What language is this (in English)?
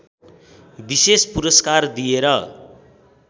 Nepali